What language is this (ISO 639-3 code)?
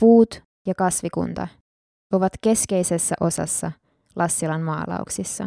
fin